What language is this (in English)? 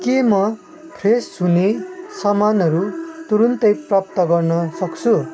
Nepali